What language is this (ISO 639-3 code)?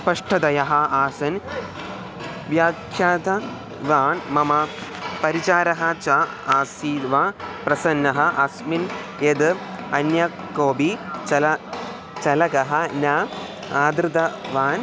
san